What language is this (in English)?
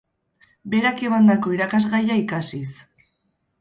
Basque